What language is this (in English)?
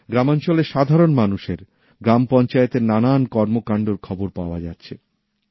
Bangla